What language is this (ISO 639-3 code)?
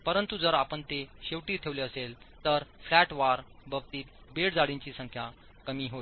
mar